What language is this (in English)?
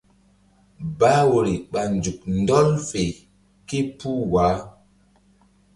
Mbum